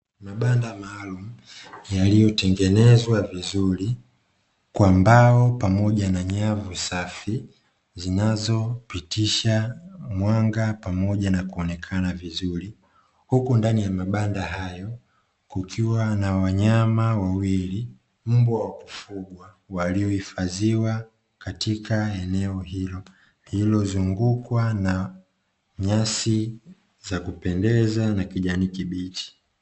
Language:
Swahili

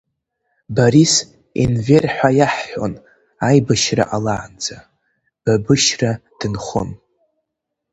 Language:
Abkhazian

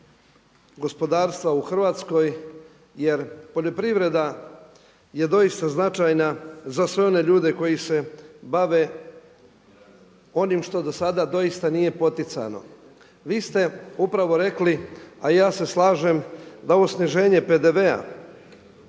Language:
Croatian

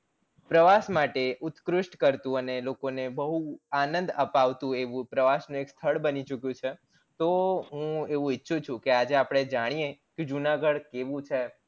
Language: Gujarati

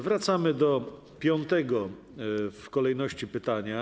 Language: Polish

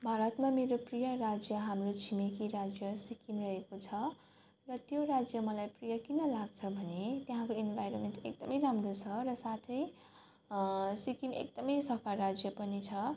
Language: Nepali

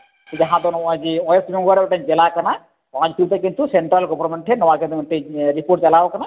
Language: Santali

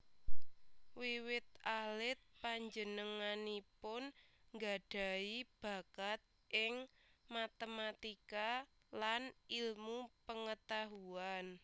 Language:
Javanese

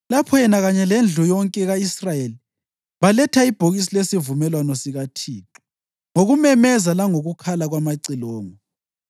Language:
North Ndebele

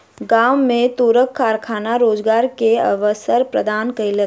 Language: Maithili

